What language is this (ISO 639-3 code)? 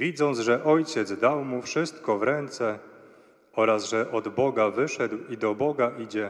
pol